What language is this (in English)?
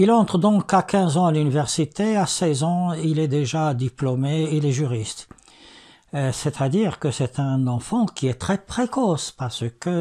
French